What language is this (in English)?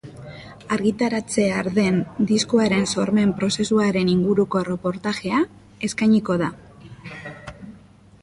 Basque